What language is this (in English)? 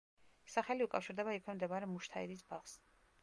Georgian